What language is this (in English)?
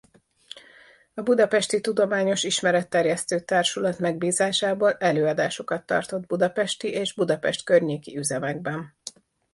Hungarian